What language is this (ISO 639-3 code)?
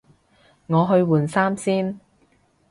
yue